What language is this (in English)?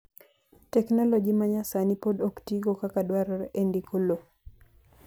Luo (Kenya and Tanzania)